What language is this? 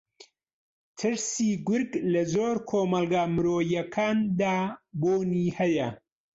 Central Kurdish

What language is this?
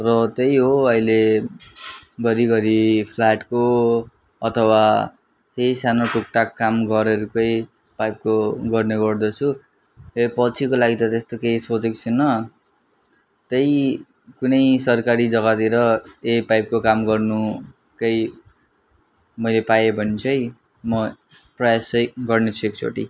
Nepali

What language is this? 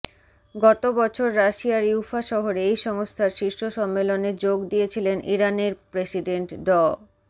Bangla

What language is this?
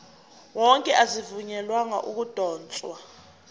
Zulu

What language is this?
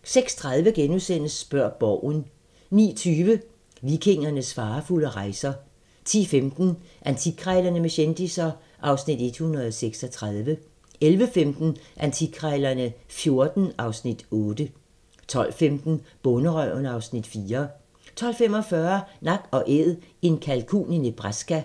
Danish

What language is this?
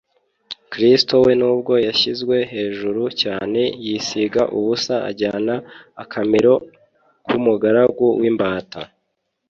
Kinyarwanda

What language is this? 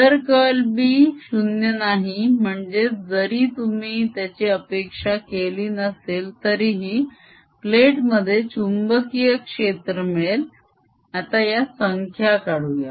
Marathi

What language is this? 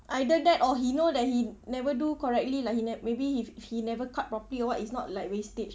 English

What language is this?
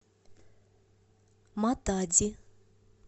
Russian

